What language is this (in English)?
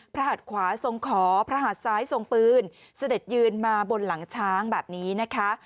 Thai